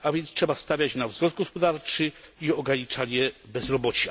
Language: Polish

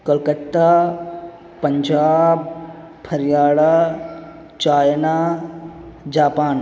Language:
Urdu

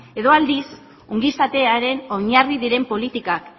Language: Basque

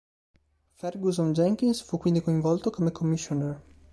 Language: Italian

